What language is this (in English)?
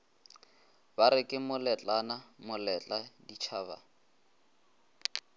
Northern Sotho